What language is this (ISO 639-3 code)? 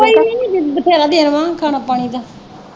pan